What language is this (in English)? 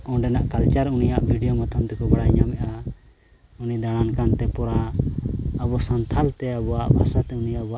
Santali